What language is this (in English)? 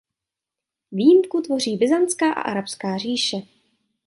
Czech